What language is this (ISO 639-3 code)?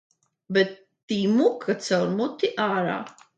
lav